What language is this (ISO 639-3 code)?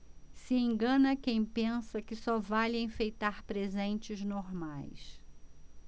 por